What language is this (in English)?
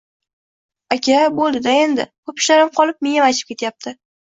Uzbek